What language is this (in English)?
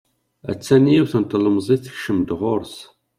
Kabyle